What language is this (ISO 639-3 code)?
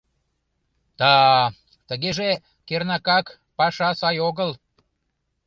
chm